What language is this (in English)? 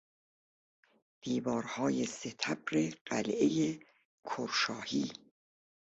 Persian